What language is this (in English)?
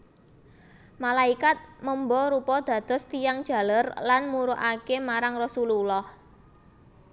Javanese